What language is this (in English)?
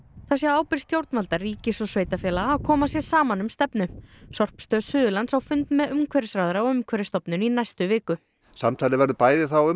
Icelandic